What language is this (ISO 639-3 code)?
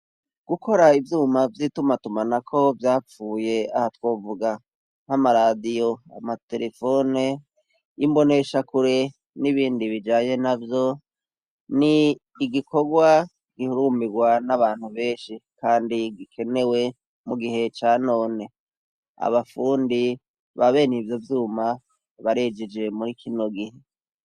run